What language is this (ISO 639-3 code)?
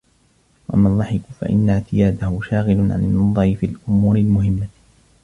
ara